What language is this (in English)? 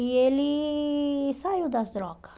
Portuguese